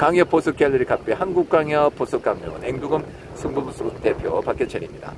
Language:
Korean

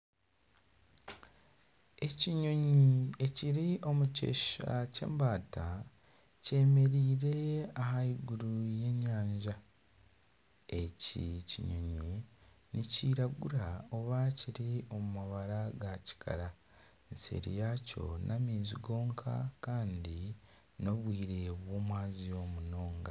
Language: Nyankole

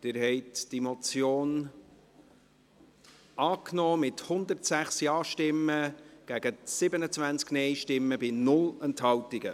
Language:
Swiss German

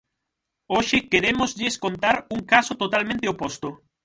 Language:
Galician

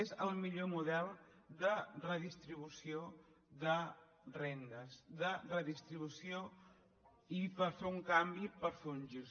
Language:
Catalan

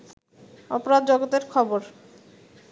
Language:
Bangla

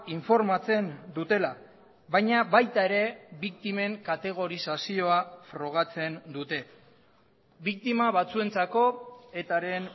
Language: Basque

